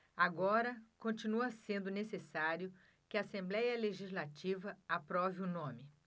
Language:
Portuguese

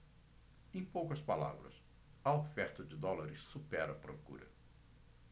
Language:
Portuguese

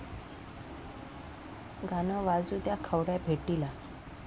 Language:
Marathi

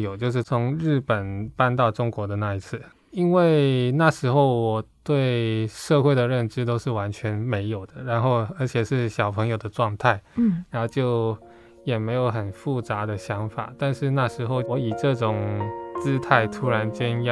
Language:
Chinese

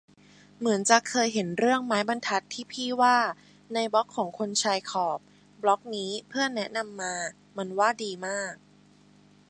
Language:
Thai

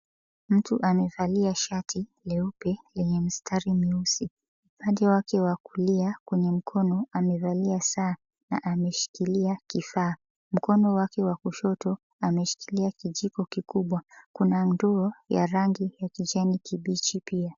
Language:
Swahili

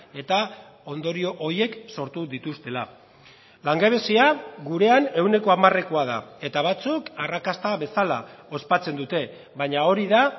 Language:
Basque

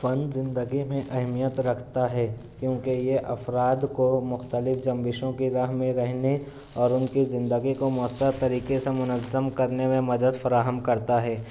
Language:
Urdu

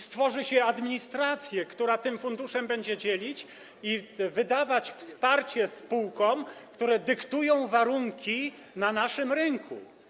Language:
Polish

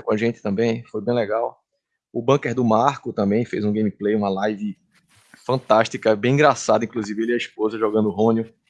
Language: Portuguese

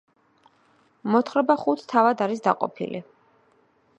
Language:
Georgian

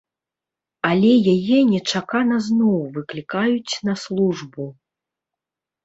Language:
Belarusian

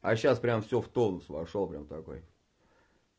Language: Russian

